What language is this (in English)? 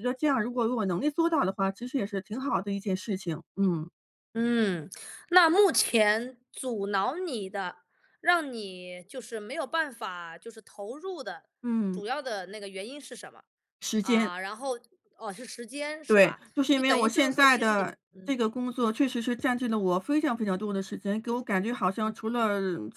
Chinese